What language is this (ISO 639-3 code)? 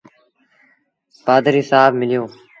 sbn